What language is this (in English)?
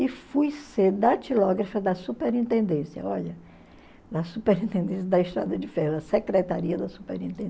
Portuguese